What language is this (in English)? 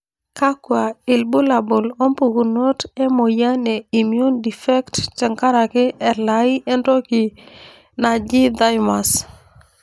Masai